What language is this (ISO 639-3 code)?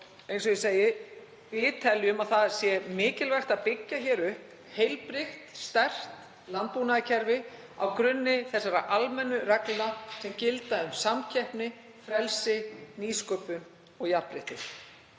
isl